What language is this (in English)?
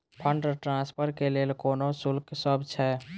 Maithili